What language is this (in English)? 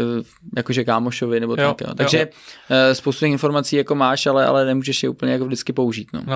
Czech